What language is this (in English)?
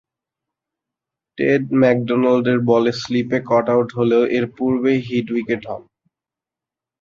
Bangla